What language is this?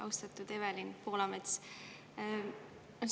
Estonian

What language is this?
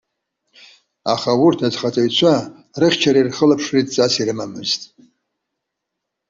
Abkhazian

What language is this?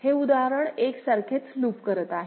Marathi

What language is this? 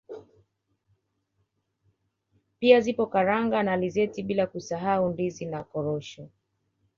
Swahili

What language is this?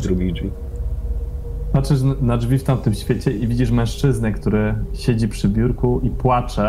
Polish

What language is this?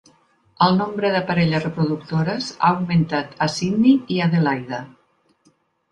Catalan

